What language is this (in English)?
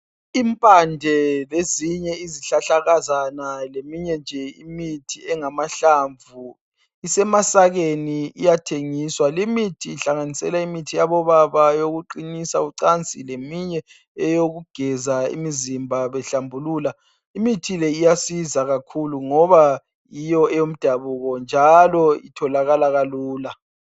North Ndebele